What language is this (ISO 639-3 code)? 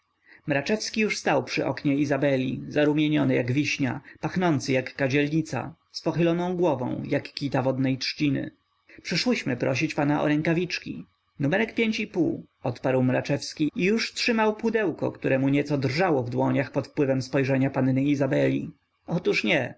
pol